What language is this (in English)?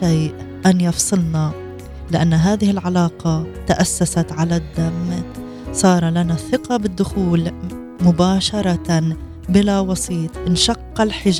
Arabic